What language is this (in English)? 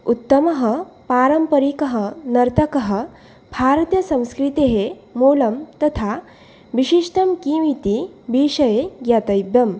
Sanskrit